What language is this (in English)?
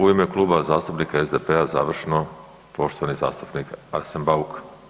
Croatian